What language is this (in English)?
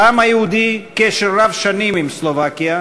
Hebrew